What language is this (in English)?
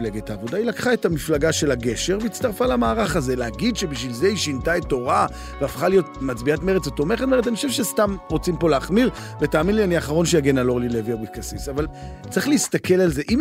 Hebrew